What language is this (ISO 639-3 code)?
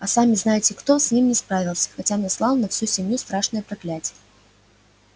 rus